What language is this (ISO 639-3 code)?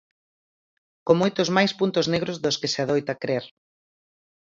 glg